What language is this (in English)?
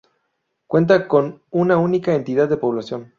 Spanish